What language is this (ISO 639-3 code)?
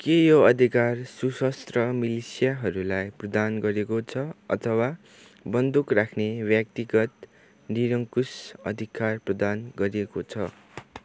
nep